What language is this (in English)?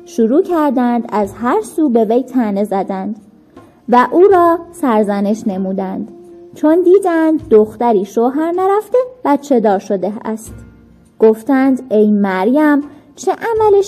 Persian